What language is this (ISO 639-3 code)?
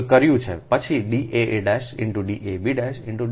guj